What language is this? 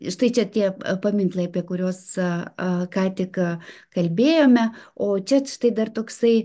Lithuanian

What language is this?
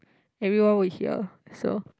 English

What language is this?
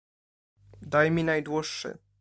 Polish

